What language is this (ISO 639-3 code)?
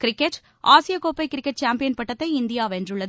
tam